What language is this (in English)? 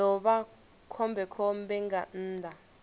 Venda